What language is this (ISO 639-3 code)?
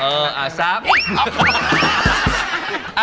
tha